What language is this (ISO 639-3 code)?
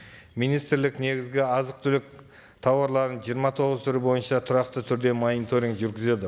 kaz